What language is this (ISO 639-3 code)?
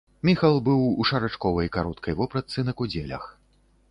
bel